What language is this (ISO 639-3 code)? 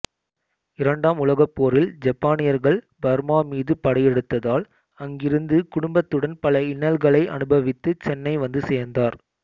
tam